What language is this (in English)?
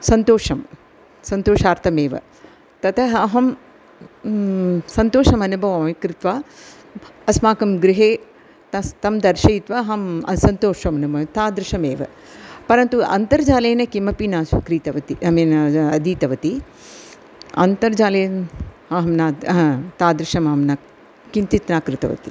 Sanskrit